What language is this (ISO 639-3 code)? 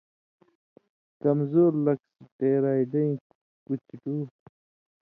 mvy